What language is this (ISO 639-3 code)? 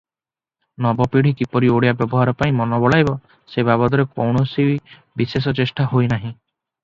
ori